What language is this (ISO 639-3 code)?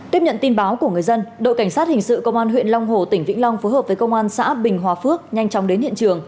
vie